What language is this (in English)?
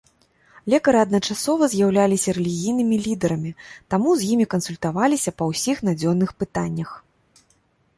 Belarusian